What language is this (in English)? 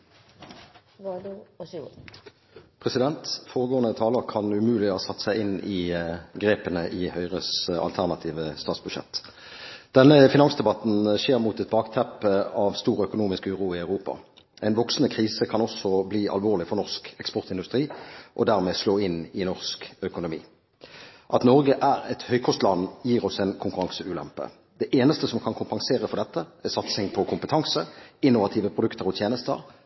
Norwegian Bokmål